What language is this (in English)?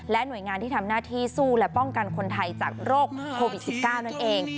Thai